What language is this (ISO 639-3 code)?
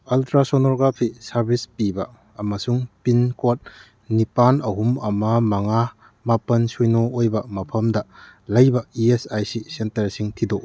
mni